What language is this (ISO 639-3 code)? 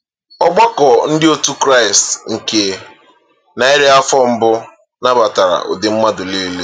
ibo